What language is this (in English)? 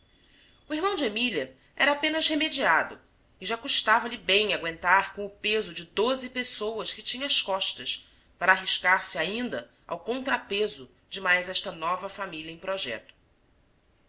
Portuguese